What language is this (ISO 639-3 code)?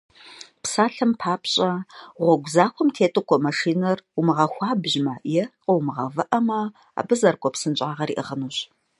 kbd